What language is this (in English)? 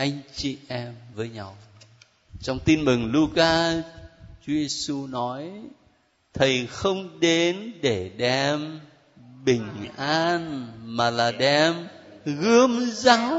Vietnamese